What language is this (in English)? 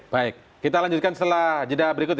Indonesian